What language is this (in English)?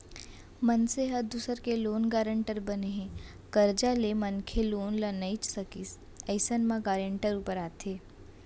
Chhattisgarhi